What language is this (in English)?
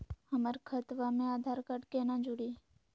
Magahi